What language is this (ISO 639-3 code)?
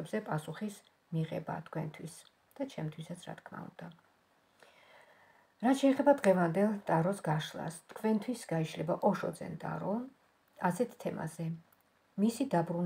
ron